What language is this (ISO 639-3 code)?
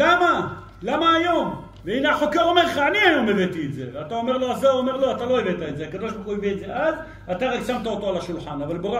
heb